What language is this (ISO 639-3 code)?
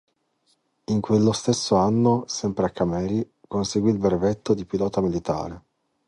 ita